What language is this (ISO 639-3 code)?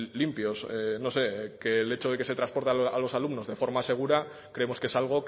spa